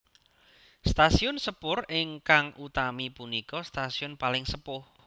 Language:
Javanese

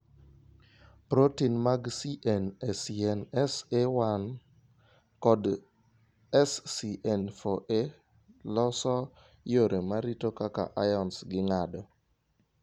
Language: Luo (Kenya and Tanzania)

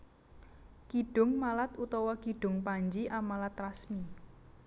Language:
Javanese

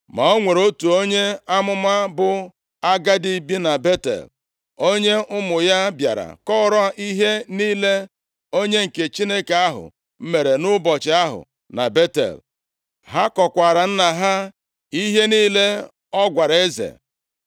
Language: Igbo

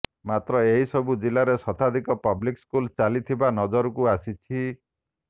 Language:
Odia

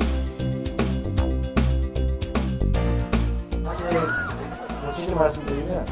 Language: Korean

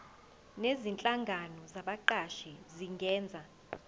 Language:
Zulu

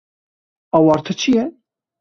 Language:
Kurdish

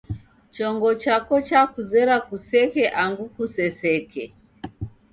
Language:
Taita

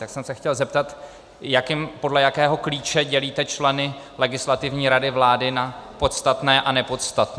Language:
Czech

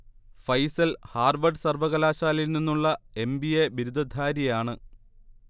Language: Malayalam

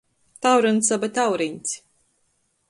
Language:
Latgalian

